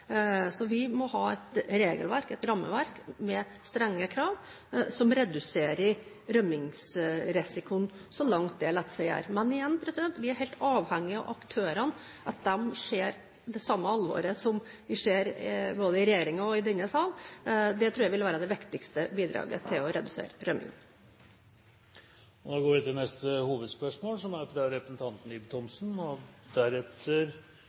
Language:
Norwegian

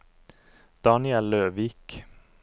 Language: Norwegian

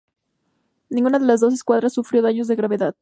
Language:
Spanish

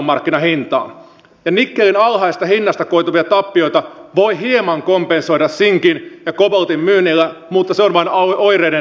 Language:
Finnish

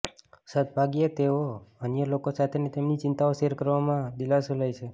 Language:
Gujarati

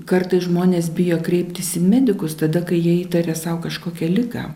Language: Lithuanian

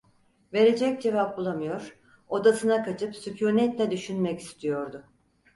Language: Turkish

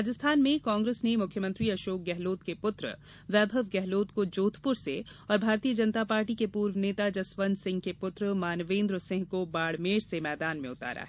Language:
Hindi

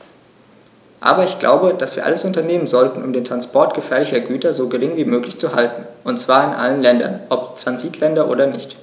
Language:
German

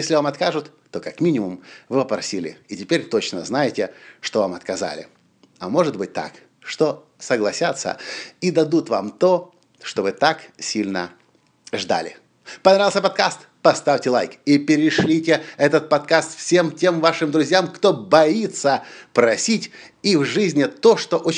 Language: Russian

